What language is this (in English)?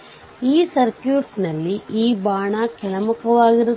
Kannada